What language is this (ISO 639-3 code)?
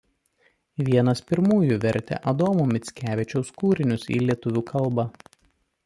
lit